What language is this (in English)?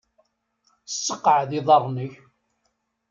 Kabyle